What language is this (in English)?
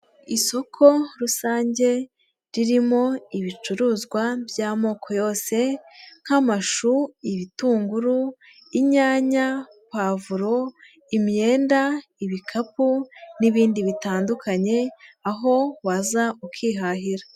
Kinyarwanda